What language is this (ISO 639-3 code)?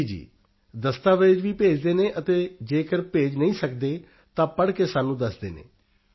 pan